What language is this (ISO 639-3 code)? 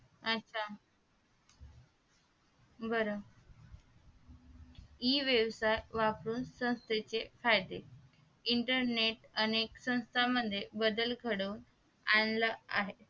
mar